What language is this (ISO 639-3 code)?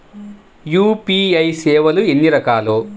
tel